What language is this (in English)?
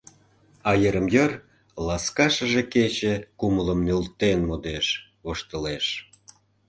Mari